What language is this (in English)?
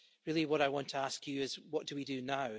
English